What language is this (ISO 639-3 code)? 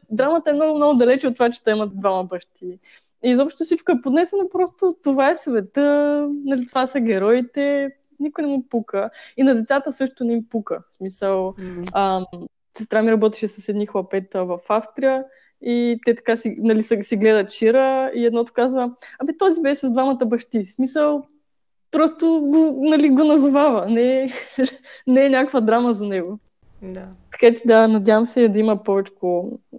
bul